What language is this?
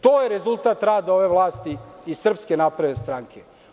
Serbian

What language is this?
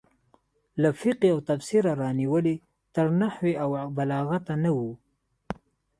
Pashto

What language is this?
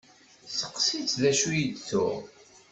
Kabyle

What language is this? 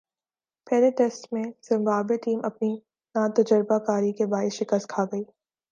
Urdu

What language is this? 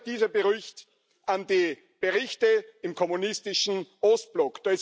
German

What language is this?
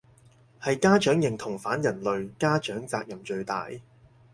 Cantonese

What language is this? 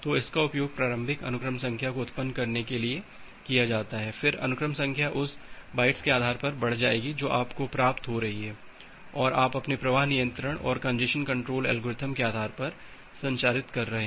Hindi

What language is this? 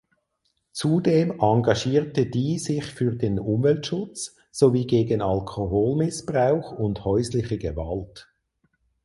German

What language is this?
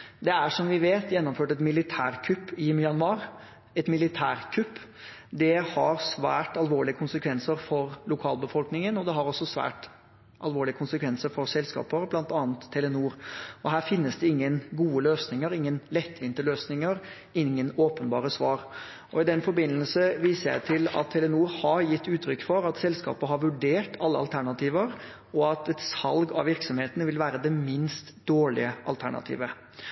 Norwegian Bokmål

